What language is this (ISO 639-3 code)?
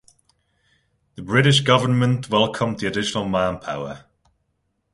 eng